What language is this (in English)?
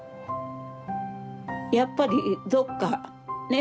Japanese